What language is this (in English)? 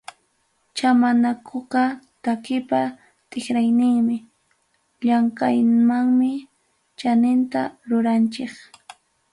Ayacucho Quechua